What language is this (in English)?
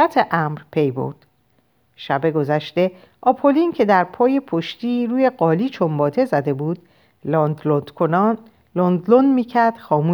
Persian